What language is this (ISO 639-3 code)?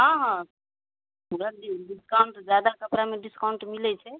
mai